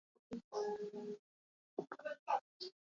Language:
Latvian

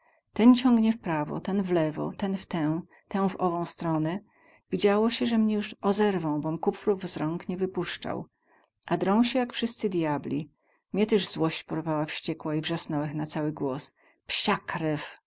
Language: Polish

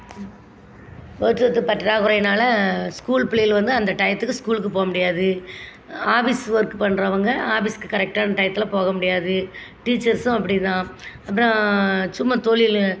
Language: Tamil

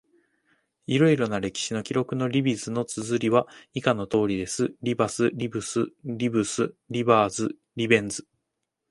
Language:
Japanese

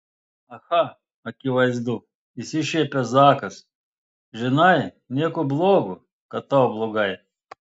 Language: Lithuanian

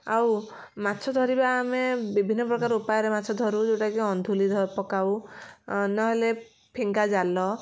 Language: Odia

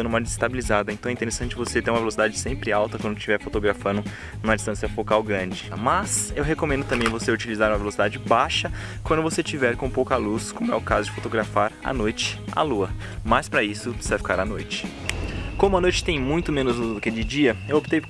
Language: Portuguese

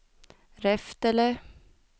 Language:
Swedish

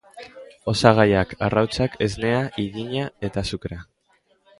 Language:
Basque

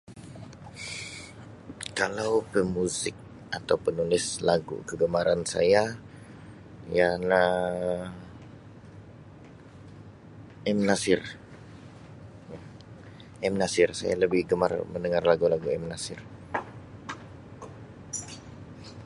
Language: Sabah Malay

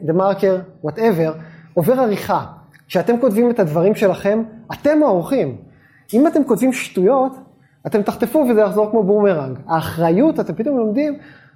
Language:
Hebrew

